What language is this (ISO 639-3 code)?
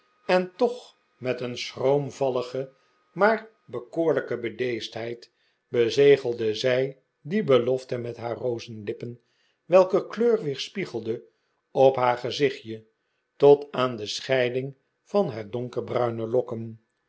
nld